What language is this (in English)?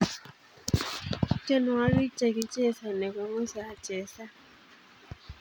Kalenjin